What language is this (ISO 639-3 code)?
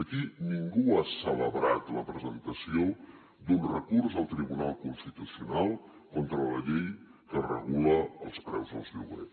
cat